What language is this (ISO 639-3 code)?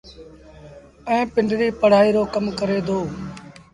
sbn